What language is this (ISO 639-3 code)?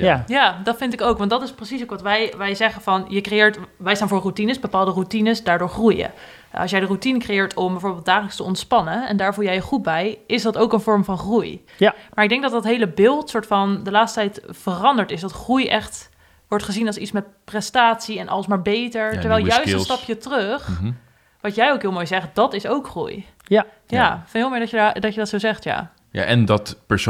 nld